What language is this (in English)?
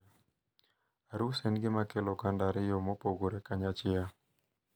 Luo (Kenya and Tanzania)